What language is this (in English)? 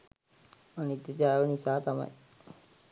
Sinhala